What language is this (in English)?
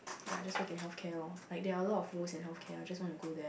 English